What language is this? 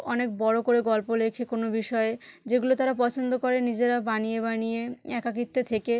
Bangla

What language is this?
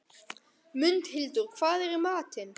Icelandic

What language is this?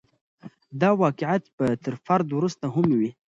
Pashto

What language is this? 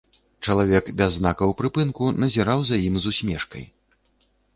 Belarusian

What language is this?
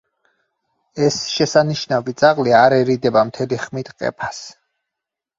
Georgian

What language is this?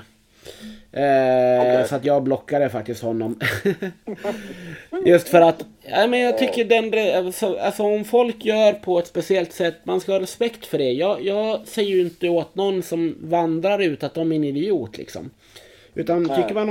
Swedish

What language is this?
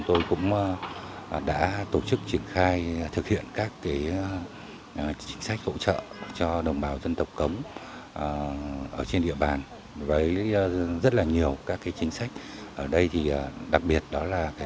Vietnamese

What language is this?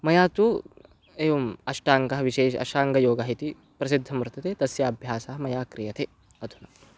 Sanskrit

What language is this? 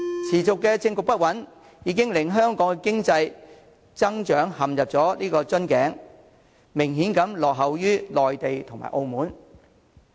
Cantonese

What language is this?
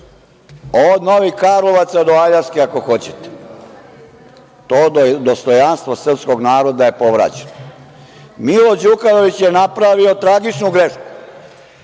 Serbian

